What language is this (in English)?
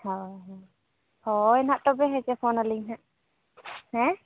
Santali